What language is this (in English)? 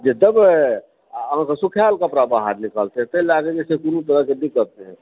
Maithili